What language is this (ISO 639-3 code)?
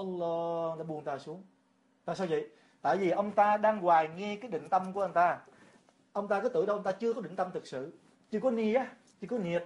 vie